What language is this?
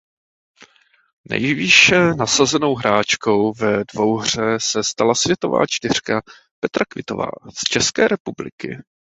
Czech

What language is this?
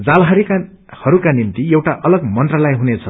Nepali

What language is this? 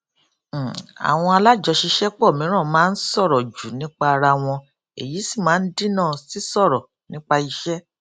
Yoruba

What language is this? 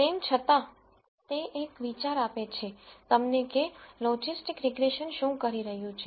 Gujarati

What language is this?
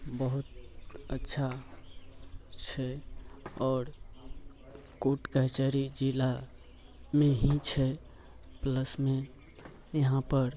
Maithili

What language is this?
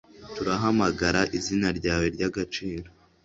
Kinyarwanda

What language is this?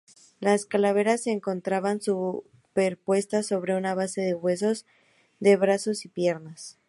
Spanish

